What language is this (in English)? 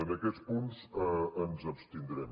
Catalan